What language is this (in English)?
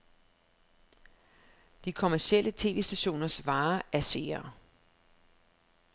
Danish